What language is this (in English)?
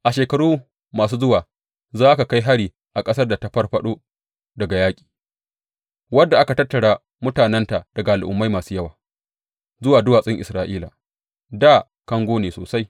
Hausa